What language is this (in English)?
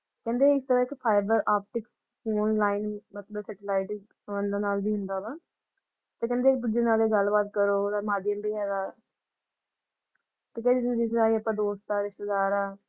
Punjabi